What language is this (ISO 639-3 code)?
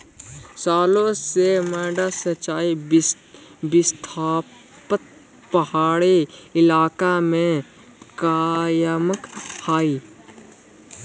mag